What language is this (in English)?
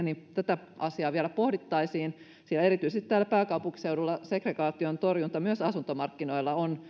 Finnish